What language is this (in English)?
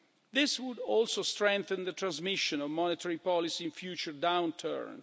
English